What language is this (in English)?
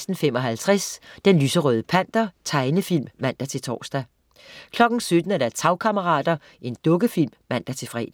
Danish